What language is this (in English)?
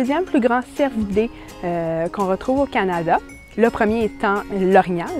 French